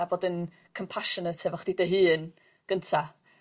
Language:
Welsh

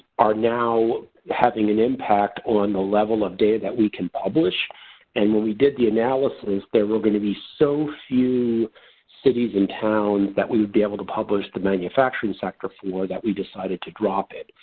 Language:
English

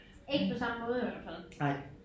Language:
Danish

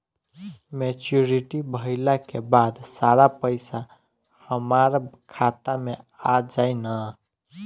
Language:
Bhojpuri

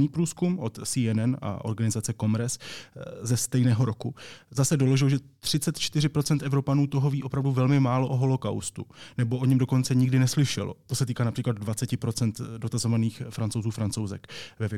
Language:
Czech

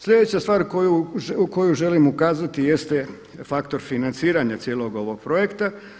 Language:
Croatian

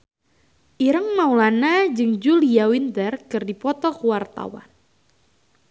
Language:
Sundanese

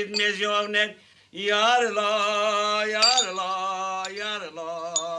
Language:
Romanian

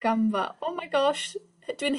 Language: Welsh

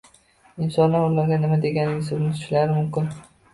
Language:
Uzbek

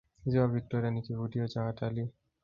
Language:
Swahili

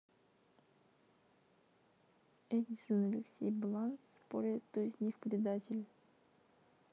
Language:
Russian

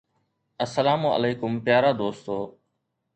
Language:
Sindhi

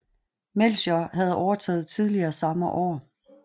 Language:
Danish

